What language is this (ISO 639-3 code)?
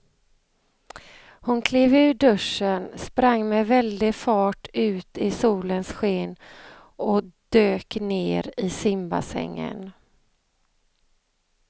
swe